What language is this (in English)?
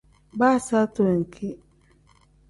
Tem